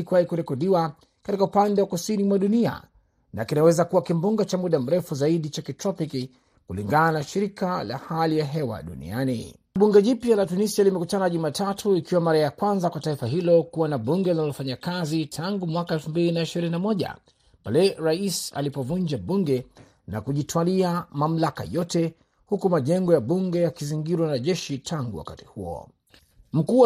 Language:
Swahili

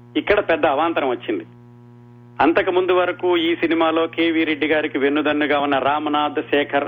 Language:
Telugu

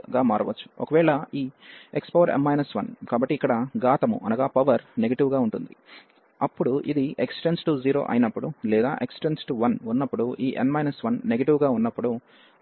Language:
Telugu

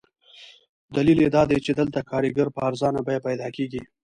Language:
Pashto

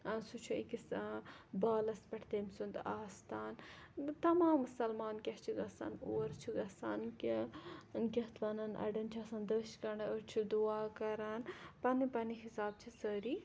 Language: Kashmiri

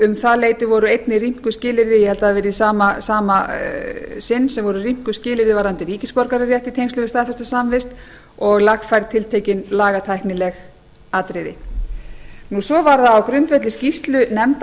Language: Icelandic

